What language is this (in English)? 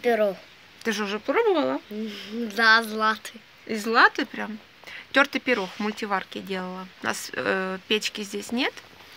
Russian